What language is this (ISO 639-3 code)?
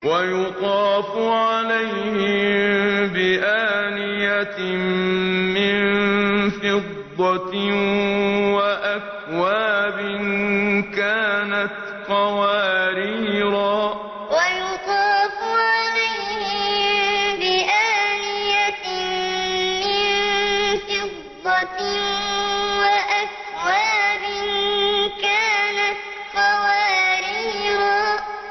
ara